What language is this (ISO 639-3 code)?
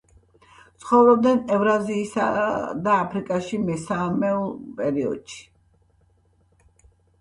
kat